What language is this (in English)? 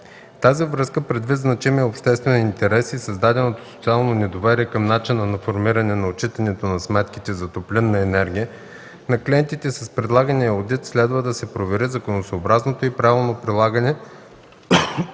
Bulgarian